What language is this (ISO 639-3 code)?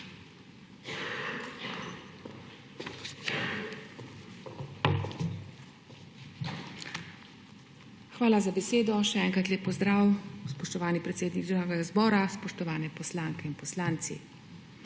slv